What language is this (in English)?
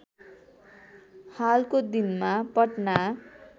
Nepali